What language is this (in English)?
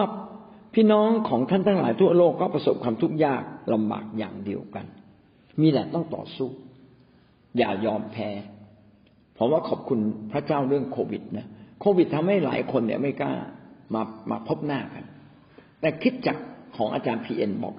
Thai